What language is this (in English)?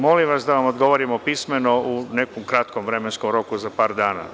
Serbian